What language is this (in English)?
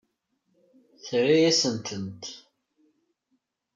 Kabyle